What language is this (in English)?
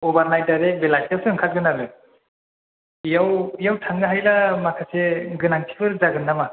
Bodo